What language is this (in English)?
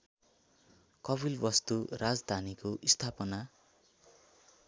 Nepali